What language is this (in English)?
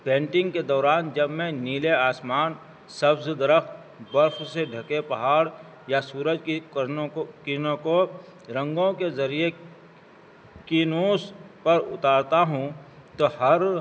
Urdu